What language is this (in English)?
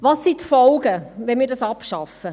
Swiss German